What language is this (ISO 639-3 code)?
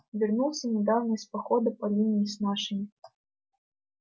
rus